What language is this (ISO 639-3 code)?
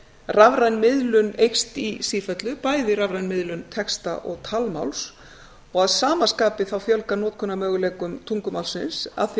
isl